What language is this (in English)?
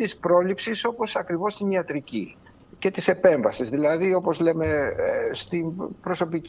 Greek